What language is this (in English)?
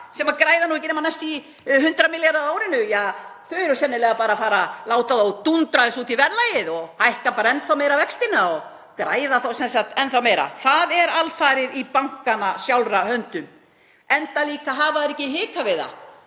Icelandic